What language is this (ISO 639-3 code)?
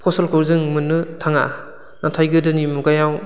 brx